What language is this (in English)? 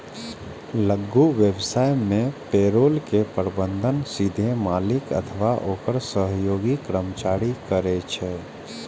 Maithili